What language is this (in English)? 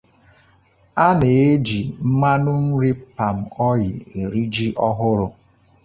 Igbo